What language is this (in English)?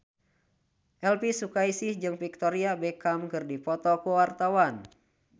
Sundanese